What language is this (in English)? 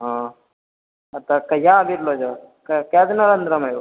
Maithili